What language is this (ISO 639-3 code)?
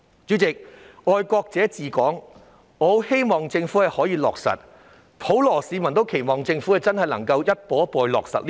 yue